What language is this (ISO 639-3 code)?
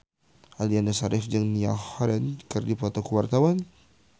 sun